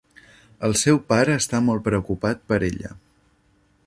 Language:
Catalan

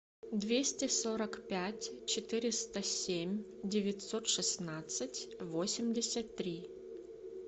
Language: Russian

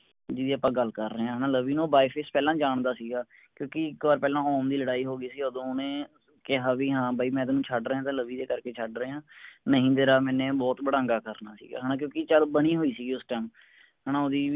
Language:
Punjabi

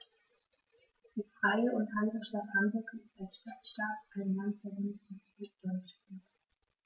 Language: German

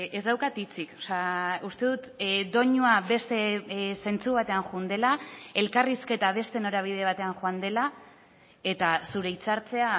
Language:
Basque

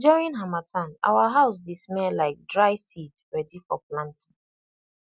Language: Nigerian Pidgin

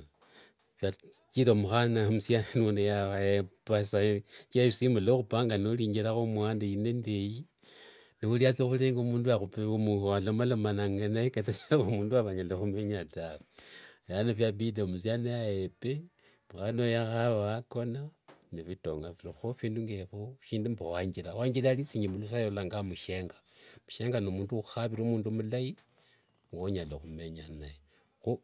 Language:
Wanga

